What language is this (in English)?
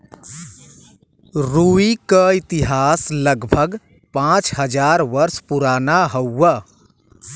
Bhojpuri